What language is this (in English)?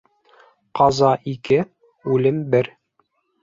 Bashkir